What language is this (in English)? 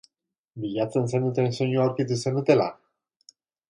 Basque